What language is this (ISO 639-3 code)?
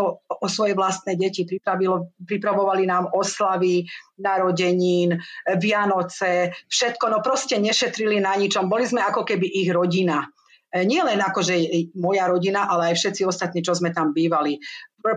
slk